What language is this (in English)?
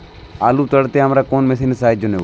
Bangla